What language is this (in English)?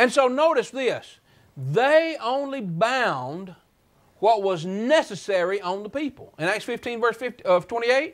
English